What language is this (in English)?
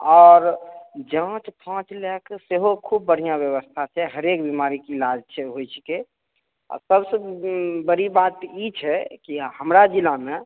Maithili